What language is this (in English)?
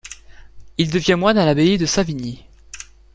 French